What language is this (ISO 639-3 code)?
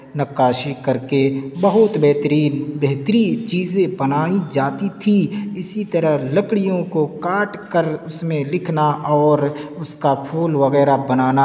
urd